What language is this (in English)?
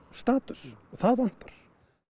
Icelandic